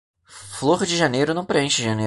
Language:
Portuguese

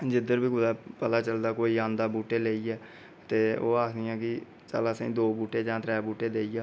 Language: Dogri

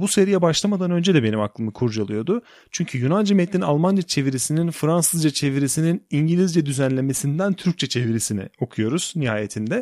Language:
Turkish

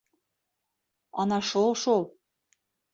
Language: Bashkir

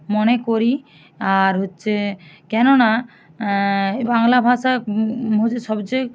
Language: Bangla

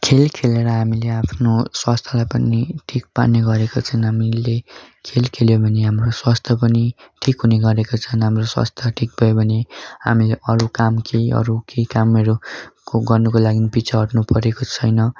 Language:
Nepali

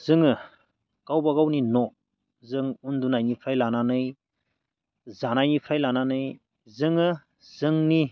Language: Bodo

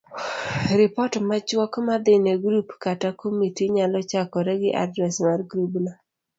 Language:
Luo (Kenya and Tanzania)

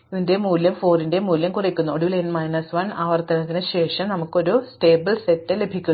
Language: Malayalam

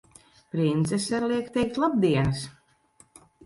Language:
Latvian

